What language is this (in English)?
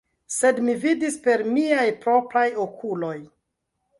Esperanto